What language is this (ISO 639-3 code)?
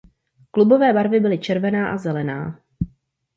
ces